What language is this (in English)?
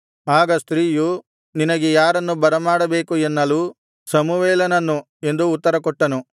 Kannada